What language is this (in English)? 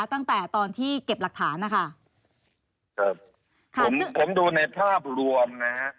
Thai